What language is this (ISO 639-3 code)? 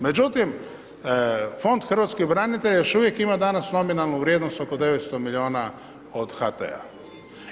hrv